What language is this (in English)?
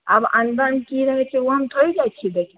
Maithili